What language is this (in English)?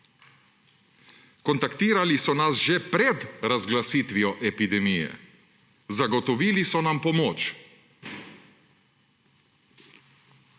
Slovenian